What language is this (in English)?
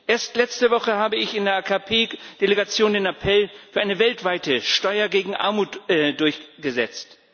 German